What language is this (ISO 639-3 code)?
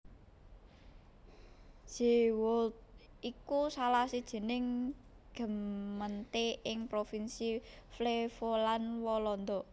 jav